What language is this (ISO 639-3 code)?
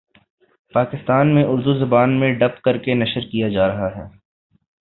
urd